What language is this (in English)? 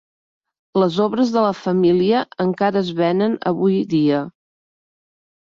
Catalan